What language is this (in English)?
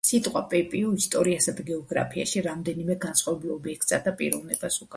Georgian